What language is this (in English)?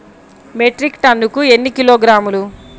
Telugu